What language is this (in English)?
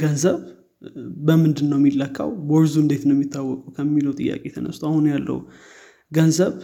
Amharic